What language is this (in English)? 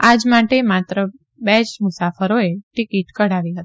Gujarati